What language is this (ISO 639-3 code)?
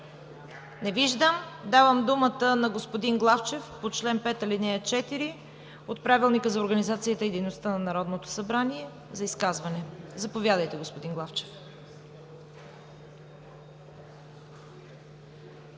bul